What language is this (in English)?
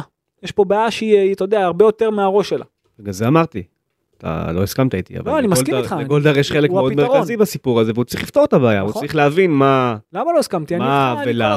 Hebrew